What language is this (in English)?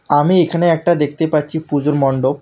Bangla